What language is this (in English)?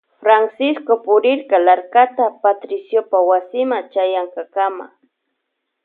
Loja Highland Quichua